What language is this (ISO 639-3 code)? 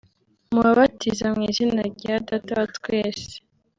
kin